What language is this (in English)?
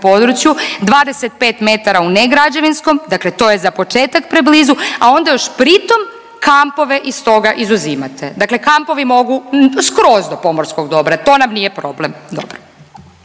Croatian